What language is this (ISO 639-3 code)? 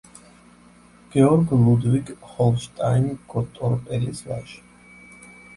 kat